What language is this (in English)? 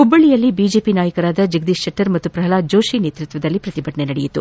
Kannada